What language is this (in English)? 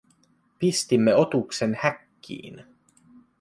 Finnish